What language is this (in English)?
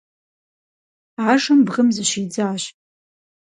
Kabardian